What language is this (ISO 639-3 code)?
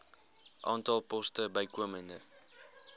afr